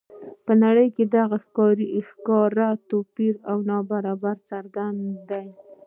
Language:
Pashto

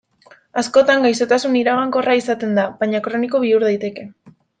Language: Basque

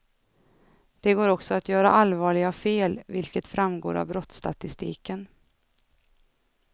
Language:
Swedish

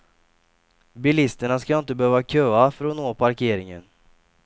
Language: Swedish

